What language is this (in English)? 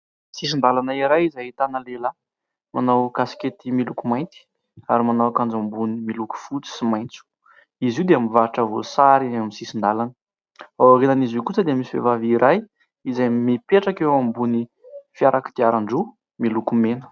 Malagasy